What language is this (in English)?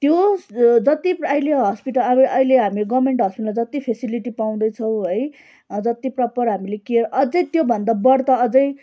Nepali